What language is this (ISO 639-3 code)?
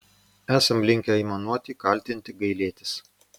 lit